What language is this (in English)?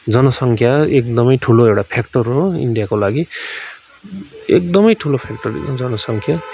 Nepali